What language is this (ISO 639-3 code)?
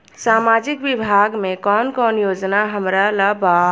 bho